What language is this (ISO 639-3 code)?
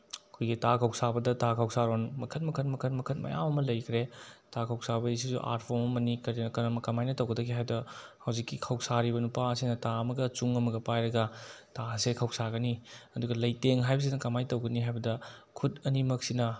mni